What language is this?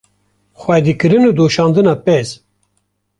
Kurdish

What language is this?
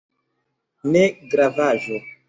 Esperanto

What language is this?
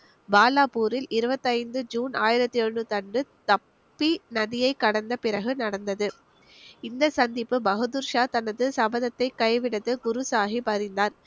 Tamil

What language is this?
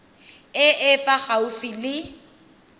Tswana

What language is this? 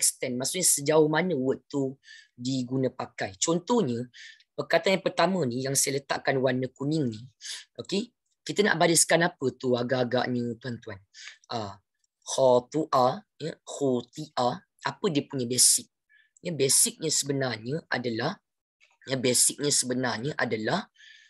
Malay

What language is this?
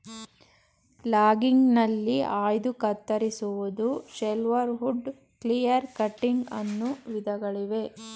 Kannada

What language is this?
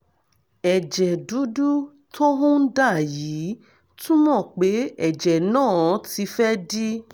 Yoruba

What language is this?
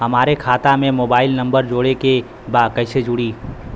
Bhojpuri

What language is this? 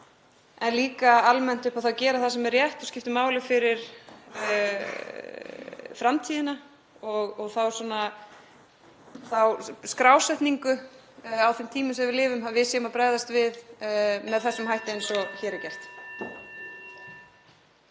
Icelandic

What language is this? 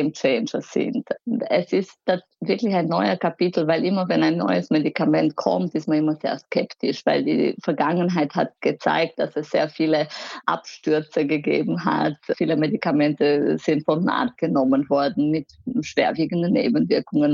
German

